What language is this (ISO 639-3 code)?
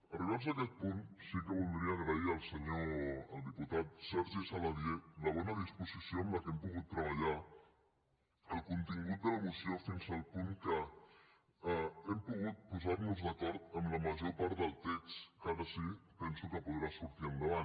cat